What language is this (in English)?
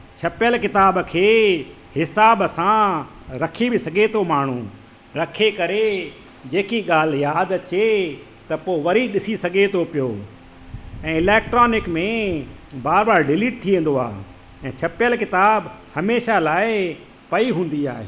Sindhi